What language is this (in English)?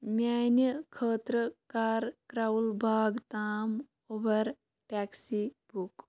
Kashmiri